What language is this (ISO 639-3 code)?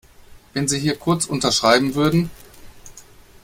deu